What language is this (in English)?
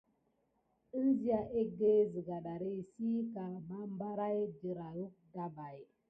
Gidar